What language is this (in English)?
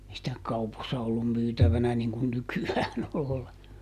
Finnish